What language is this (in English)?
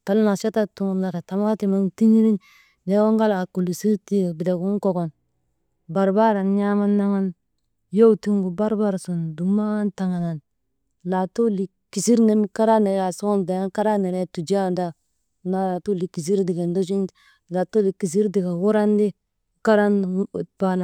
Maba